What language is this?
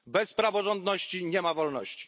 Polish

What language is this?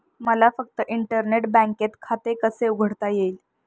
Marathi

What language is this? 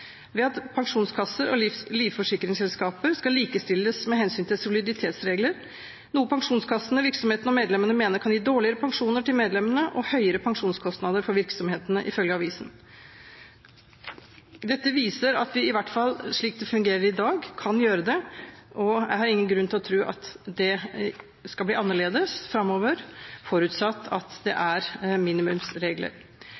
Norwegian Bokmål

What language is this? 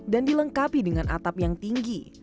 Indonesian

